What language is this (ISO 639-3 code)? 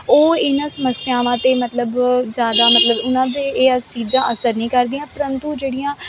pan